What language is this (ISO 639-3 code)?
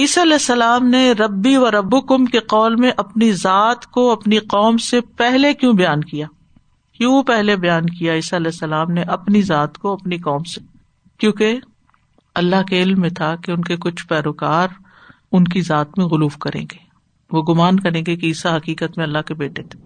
urd